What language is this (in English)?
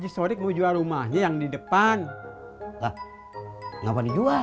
Indonesian